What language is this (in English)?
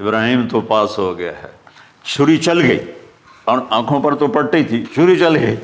Hindi